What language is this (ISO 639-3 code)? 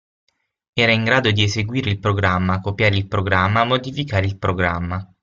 ita